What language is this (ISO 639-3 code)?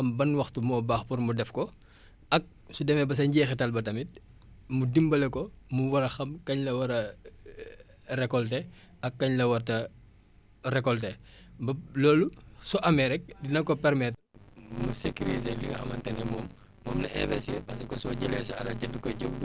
wol